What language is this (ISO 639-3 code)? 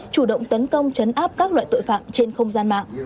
vie